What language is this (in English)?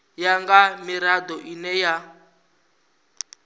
Venda